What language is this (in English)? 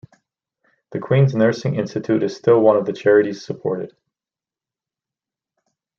English